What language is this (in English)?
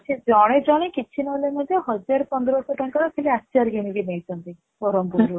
Odia